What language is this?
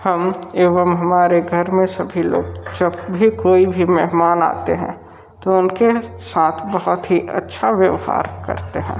Hindi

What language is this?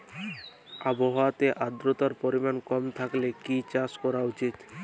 Bangla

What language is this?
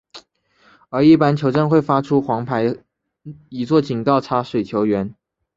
Chinese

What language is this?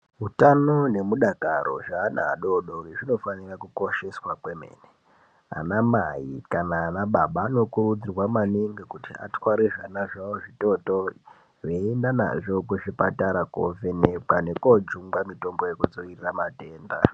Ndau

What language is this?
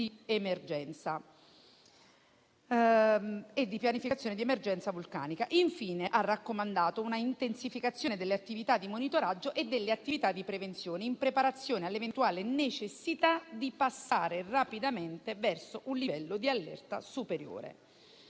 Italian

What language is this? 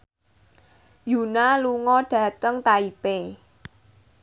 Javanese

